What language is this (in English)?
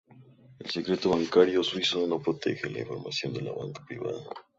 Spanish